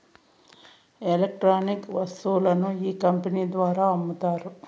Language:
Telugu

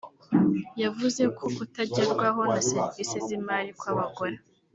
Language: Kinyarwanda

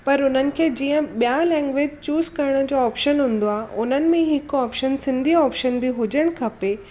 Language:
Sindhi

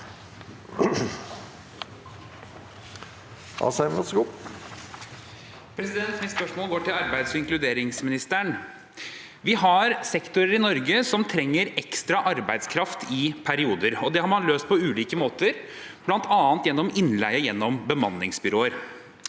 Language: Norwegian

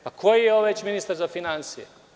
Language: Serbian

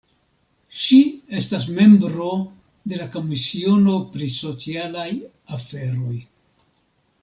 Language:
Esperanto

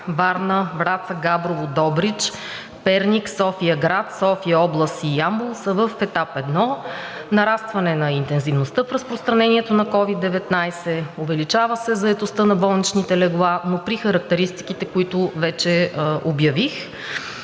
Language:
Bulgarian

